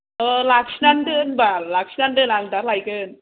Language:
Bodo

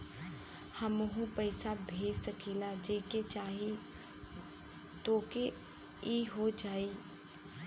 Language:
Bhojpuri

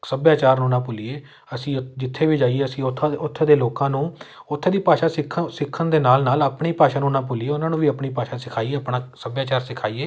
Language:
Punjabi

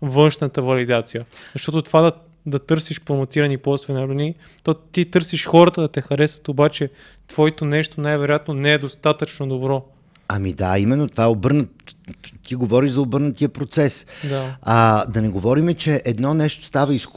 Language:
Bulgarian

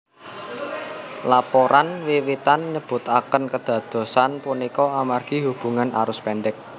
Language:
Javanese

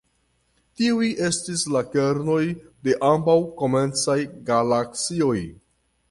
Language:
Esperanto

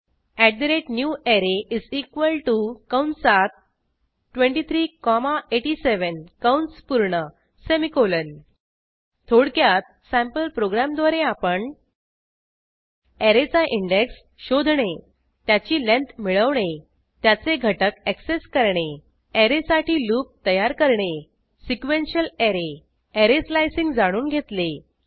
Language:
Marathi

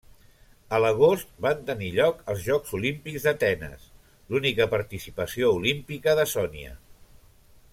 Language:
Catalan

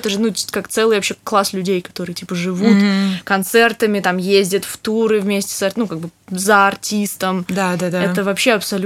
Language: Russian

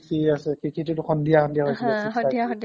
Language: Assamese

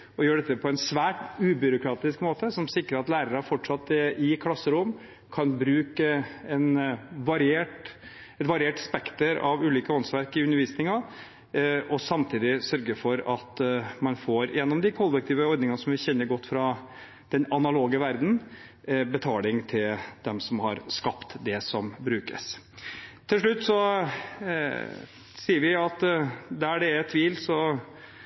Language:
Norwegian Bokmål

